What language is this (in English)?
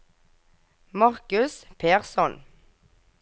Norwegian